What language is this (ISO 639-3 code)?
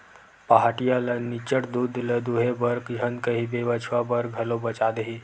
hne